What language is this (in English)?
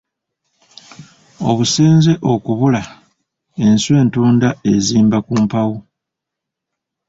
Ganda